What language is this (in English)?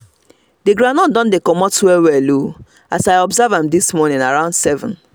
Nigerian Pidgin